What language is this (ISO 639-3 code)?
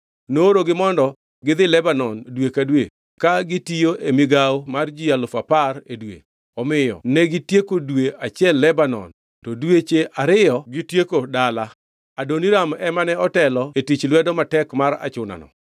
luo